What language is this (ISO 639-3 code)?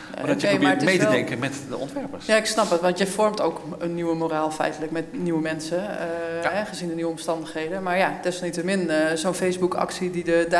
nld